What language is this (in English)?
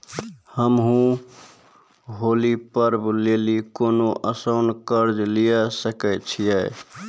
Maithili